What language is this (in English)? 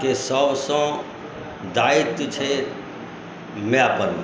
Maithili